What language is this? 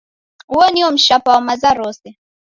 Taita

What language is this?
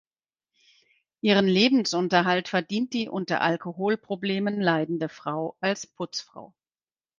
German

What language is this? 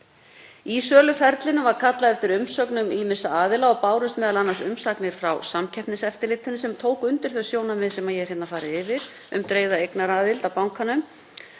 Icelandic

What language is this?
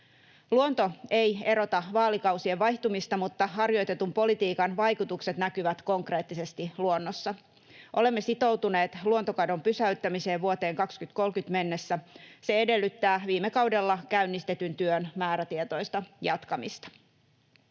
Finnish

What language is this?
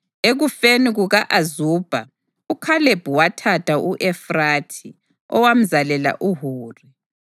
North Ndebele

